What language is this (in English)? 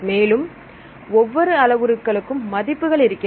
Tamil